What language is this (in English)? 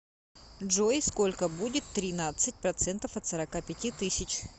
Russian